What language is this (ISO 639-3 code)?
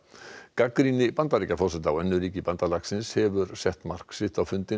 isl